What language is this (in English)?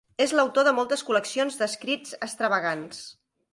Catalan